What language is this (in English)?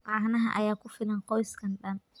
Somali